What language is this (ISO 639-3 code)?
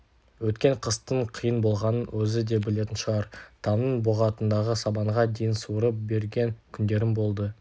kaz